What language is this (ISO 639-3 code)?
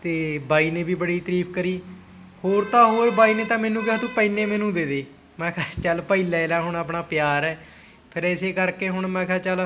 pan